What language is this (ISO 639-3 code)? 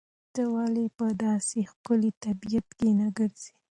pus